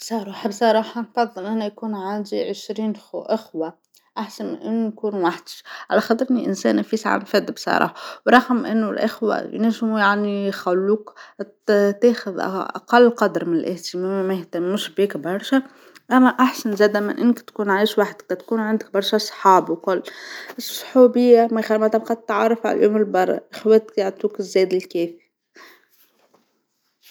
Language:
Tunisian Arabic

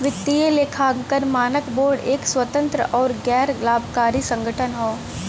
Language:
Bhojpuri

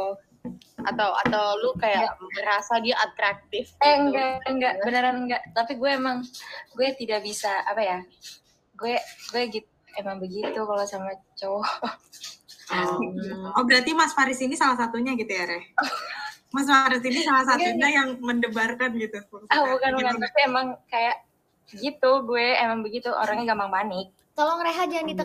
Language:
Indonesian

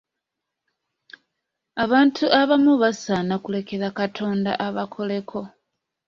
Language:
Ganda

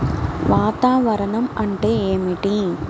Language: Telugu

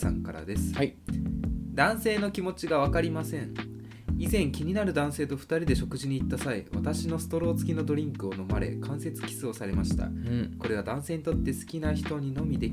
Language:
Japanese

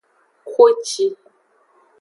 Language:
Aja (Benin)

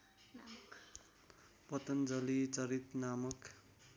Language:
Nepali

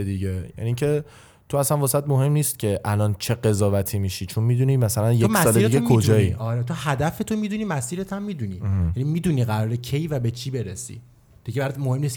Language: Persian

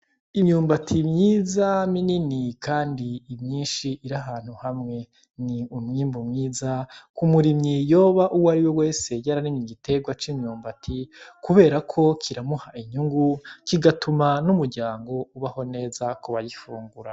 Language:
Rundi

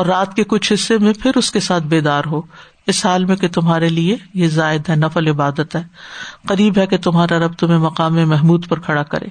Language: Urdu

